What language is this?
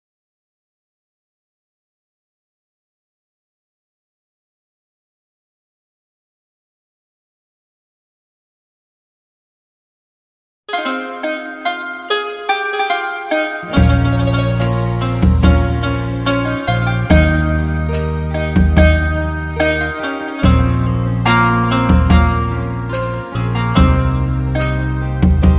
Vietnamese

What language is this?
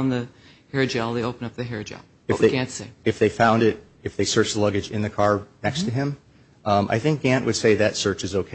English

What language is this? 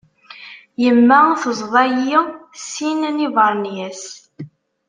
Kabyle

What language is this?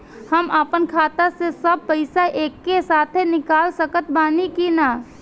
Bhojpuri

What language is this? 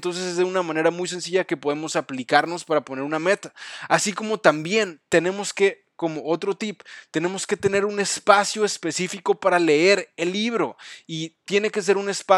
Spanish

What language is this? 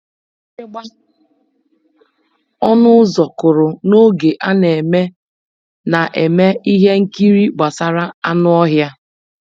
Igbo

